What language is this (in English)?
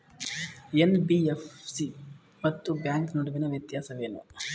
Kannada